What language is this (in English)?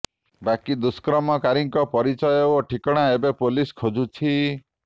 Odia